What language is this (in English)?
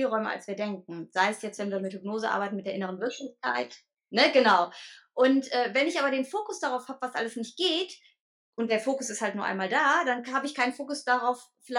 German